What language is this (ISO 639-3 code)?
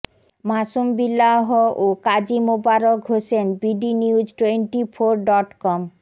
ben